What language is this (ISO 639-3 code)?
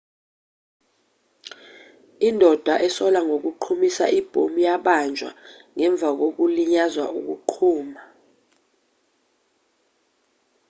zul